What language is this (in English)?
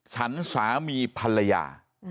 Thai